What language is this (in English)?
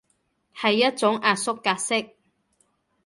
Cantonese